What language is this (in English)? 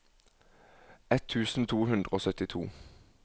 Norwegian